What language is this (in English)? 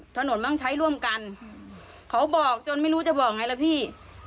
Thai